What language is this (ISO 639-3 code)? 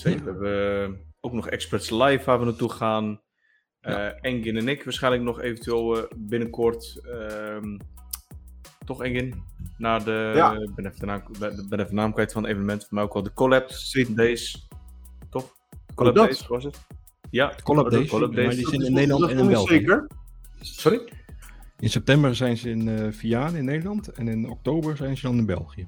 nld